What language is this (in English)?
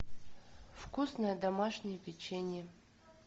Russian